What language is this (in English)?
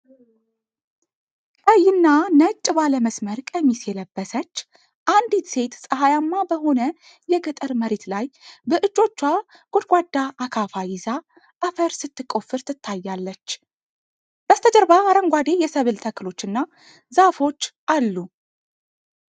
Amharic